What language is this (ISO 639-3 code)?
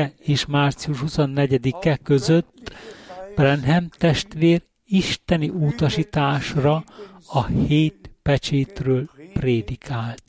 hun